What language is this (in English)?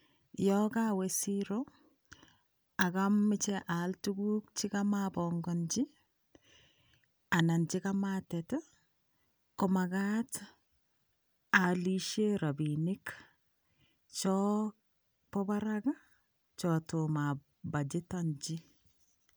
Kalenjin